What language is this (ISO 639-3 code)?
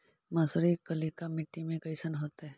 mag